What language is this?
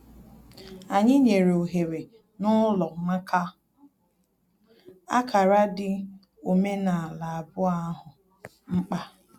Igbo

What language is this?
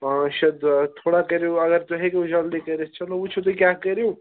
Kashmiri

